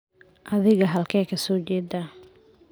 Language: Somali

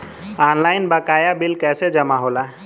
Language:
Bhojpuri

